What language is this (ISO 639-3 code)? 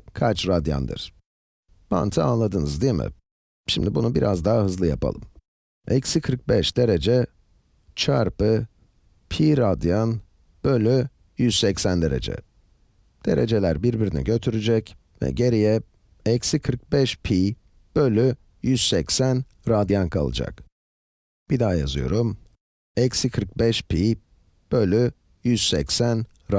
tur